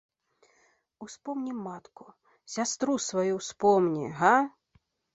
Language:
Belarusian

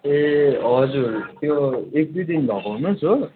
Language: Nepali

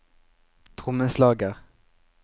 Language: Norwegian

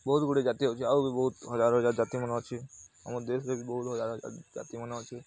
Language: Odia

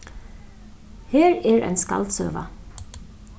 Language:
Faroese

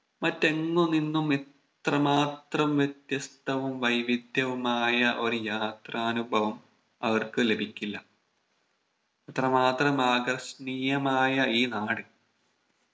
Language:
Malayalam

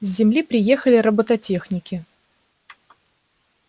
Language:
Russian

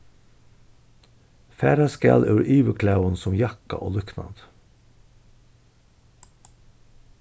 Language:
Faroese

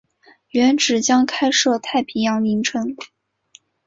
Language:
Chinese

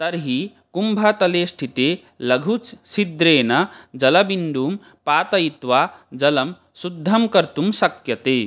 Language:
Sanskrit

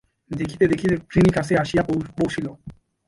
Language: Bangla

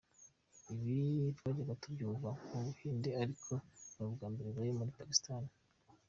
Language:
Kinyarwanda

